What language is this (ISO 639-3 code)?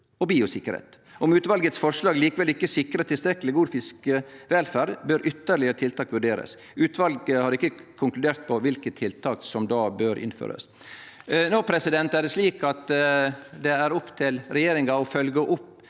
nor